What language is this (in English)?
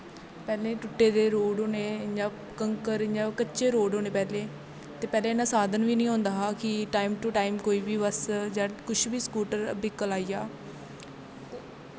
Dogri